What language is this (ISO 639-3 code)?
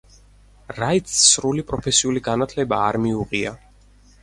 kat